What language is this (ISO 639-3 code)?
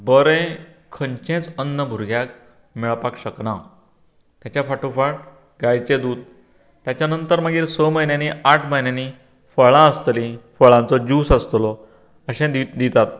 kok